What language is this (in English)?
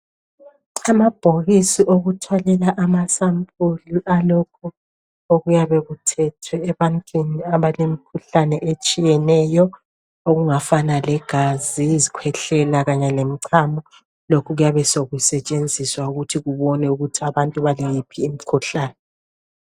North Ndebele